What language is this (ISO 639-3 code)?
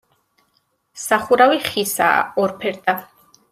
kat